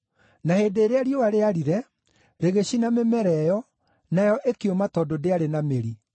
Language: Kikuyu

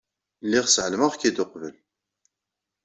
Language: Kabyle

